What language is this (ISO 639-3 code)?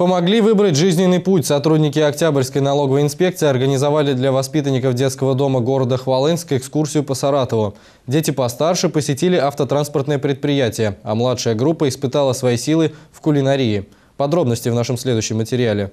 rus